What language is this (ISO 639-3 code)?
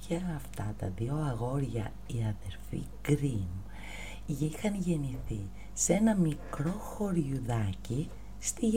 ell